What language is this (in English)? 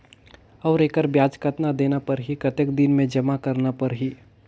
Chhattisgarhi